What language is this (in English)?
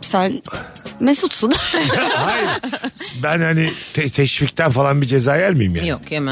Turkish